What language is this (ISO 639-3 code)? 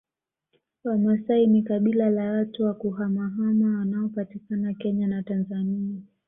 swa